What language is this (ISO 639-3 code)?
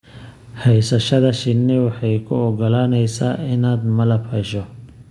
som